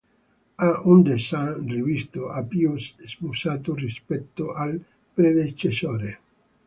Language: Italian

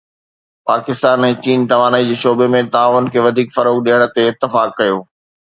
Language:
Sindhi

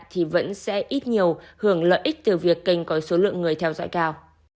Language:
Vietnamese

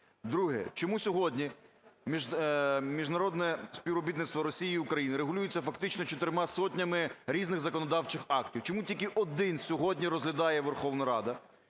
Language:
Ukrainian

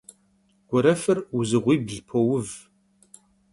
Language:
Kabardian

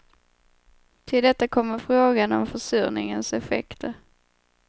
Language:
Swedish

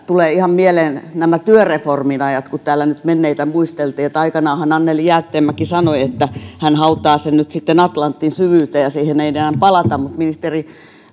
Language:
Finnish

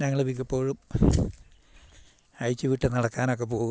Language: Malayalam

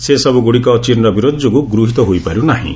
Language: Odia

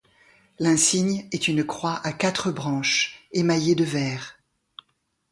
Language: French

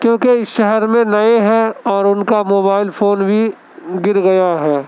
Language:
Urdu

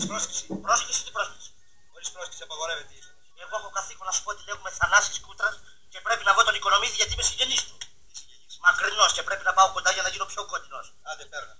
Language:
Greek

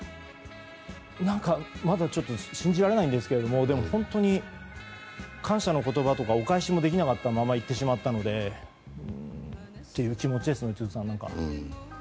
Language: Japanese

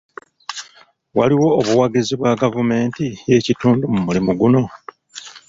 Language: Ganda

